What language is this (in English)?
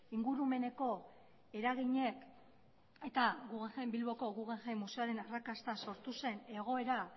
Basque